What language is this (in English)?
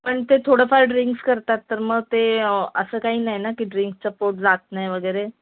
Marathi